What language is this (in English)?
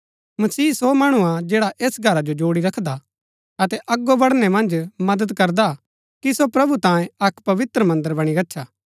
Gaddi